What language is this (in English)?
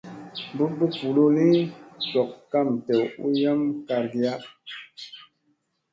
Musey